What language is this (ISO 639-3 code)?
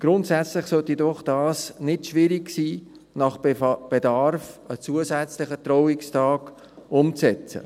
gsw